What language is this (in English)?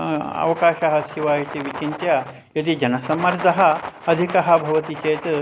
Sanskrit